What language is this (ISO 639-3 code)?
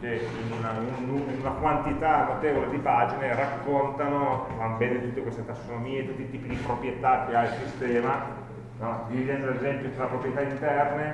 ita